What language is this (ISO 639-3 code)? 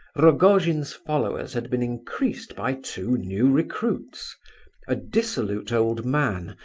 eng